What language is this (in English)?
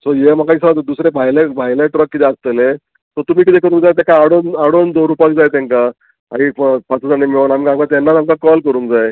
Konkani